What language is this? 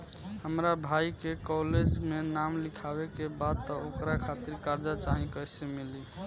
Bhojpuri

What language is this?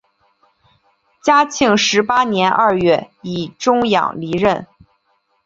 Chinese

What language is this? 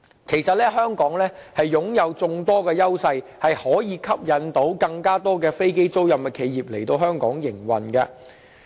Cantonese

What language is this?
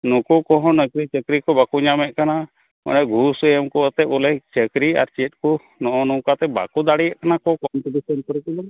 Santali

